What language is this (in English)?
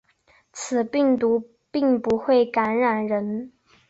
Chinese